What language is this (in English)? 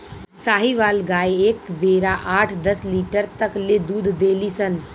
Bhojpuri